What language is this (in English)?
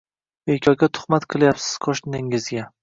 Uzbek